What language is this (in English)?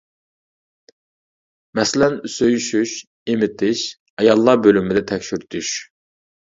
Uyghur